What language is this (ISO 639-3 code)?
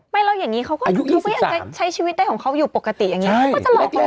tha